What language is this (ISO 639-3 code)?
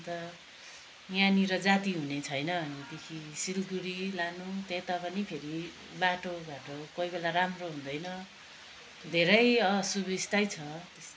nep